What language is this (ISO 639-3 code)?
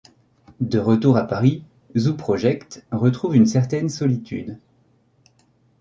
fra